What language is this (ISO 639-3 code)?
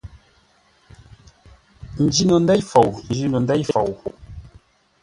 nla